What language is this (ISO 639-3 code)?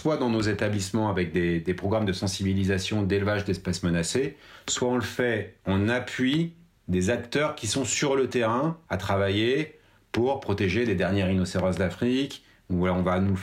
fra